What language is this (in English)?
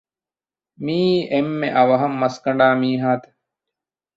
Divehi